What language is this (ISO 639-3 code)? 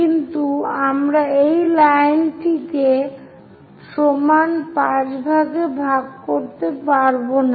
ben